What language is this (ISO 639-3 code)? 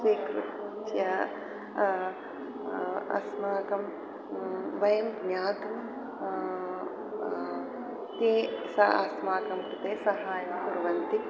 san